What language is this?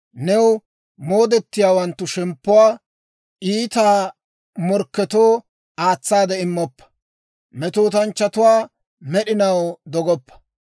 Dawro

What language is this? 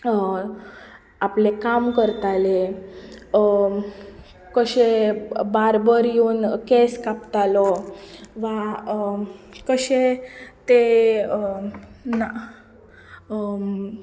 Konkani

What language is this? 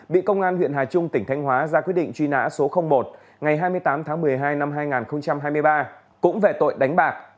Vietnamese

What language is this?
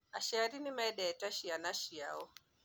Kikuyu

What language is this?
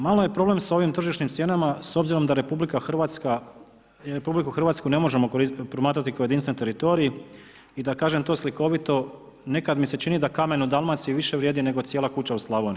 Croatian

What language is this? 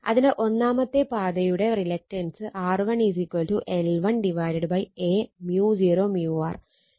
Malayalam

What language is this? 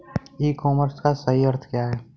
Hindi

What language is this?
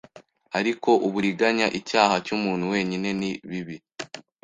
Kinyarwanda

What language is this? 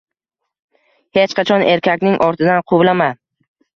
Uzbek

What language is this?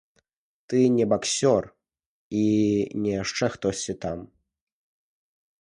Belarusian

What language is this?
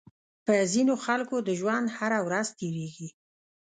Pashto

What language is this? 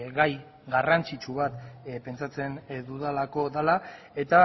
Basque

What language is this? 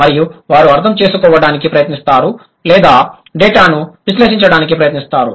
Telugu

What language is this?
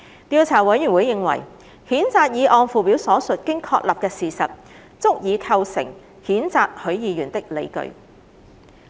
Cantonese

